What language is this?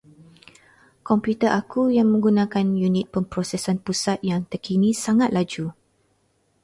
Malay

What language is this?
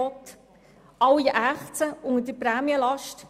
Swiss German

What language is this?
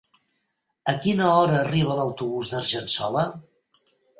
Catalan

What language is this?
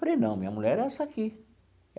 Portuguese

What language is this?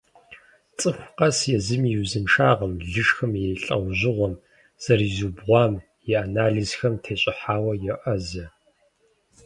Kabardian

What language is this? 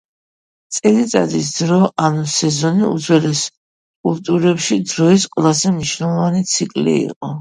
Georgian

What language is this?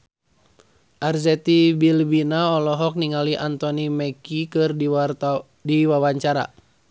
Sundanese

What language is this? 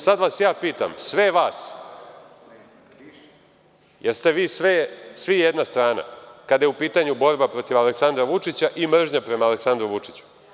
Serbian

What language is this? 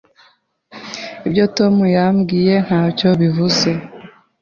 Kinyarwanda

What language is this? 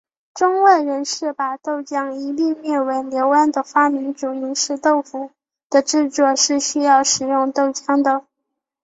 Chinese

